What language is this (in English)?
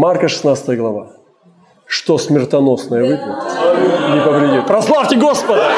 Russian